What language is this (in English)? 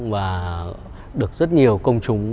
Vietnamese